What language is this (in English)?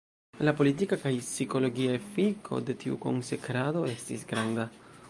Esperanto